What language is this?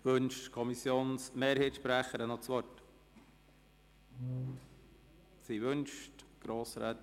Swiss German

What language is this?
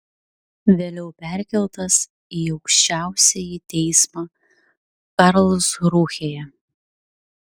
Lithuanian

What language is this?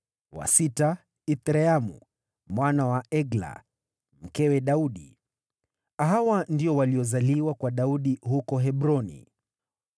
Swahili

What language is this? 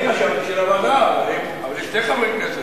Hebrew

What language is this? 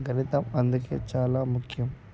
Telugu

